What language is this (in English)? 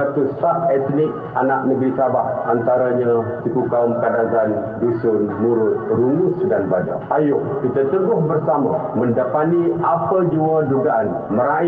Malay